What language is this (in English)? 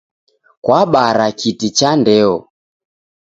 Taita